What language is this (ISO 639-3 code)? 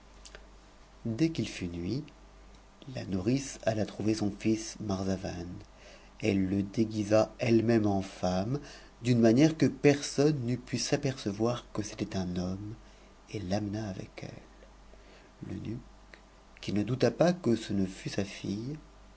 fra